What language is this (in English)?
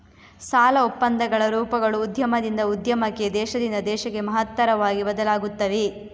Kannada